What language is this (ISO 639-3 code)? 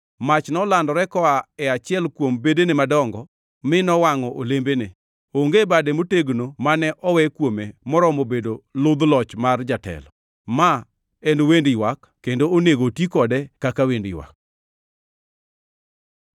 luo